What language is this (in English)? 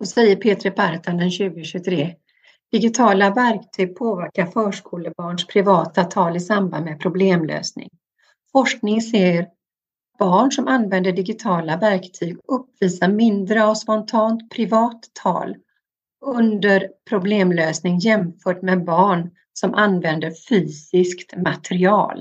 Swedish